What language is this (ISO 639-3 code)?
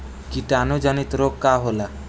bho